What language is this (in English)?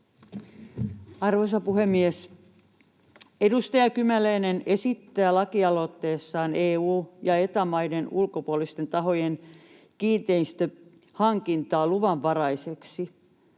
Finnish